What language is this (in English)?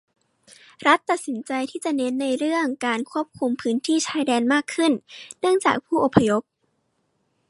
Thai